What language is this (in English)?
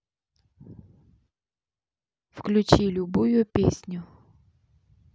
Russian